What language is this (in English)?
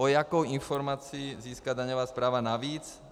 Czech